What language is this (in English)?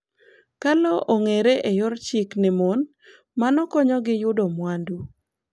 Luo (Kenya and Tanzania)